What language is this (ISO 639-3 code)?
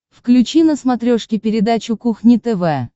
rus